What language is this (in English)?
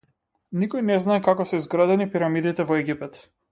Macedonian